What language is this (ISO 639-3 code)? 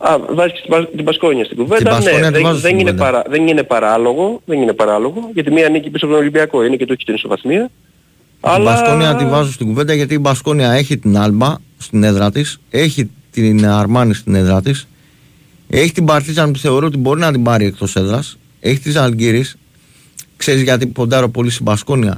ell